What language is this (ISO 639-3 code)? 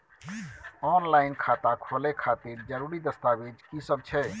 mai